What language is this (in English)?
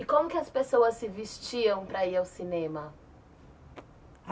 Portuguese